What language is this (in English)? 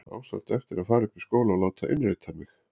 Icelandic